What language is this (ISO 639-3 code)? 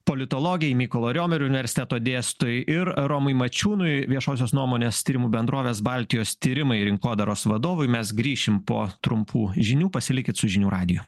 lit